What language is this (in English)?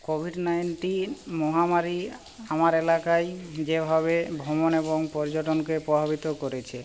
Bangla